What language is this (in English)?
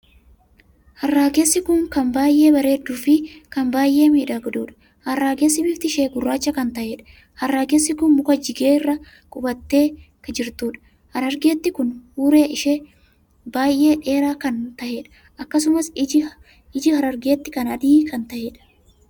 Oromo